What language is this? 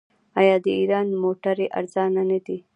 Pashto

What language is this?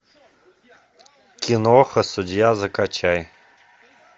Russian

